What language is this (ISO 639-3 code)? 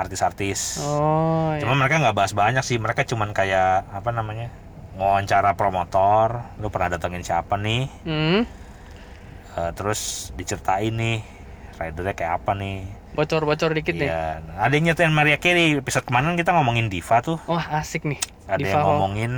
ind